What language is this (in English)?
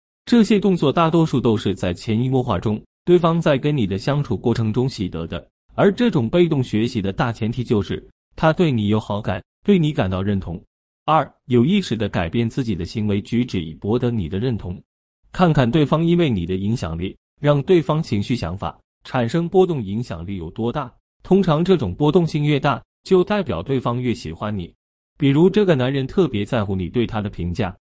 Chinese